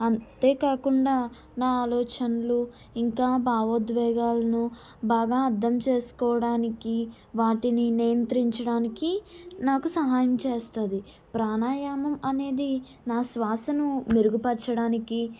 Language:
Telugu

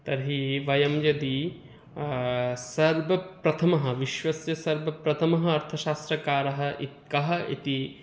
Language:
Sanskrit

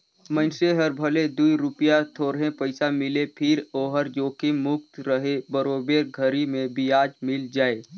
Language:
Chhattisgarhi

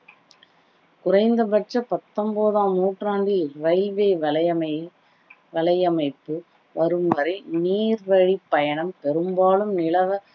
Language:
Tamil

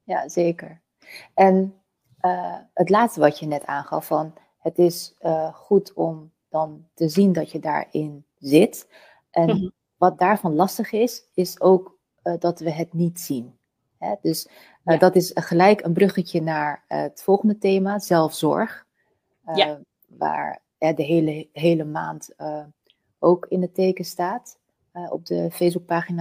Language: Dutch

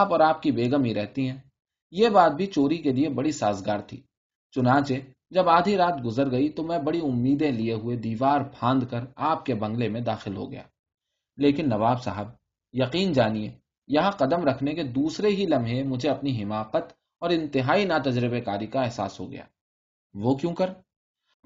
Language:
Urdu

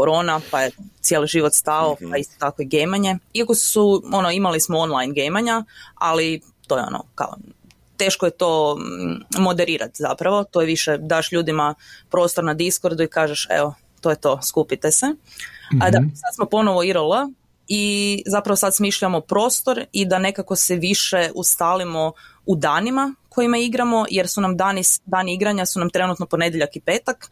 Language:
Croatian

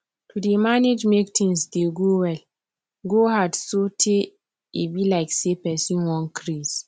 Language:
Nigerian Pidgin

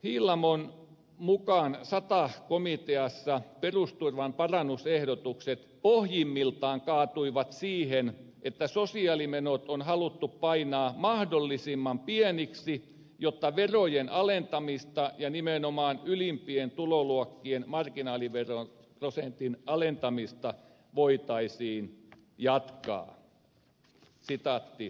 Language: Finnish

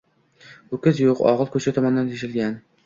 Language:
Uzbek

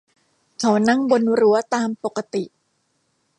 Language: Thai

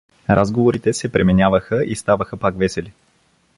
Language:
Bulgarian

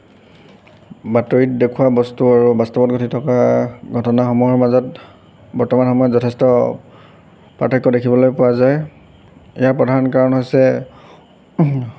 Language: Assamese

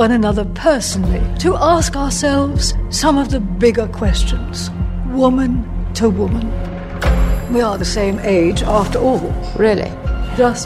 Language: Hebrew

